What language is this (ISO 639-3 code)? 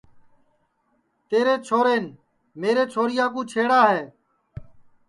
ssi